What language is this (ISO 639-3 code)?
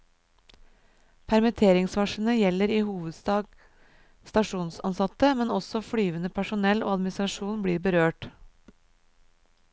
nor